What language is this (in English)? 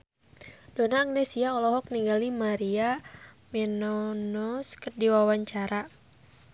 Sundanese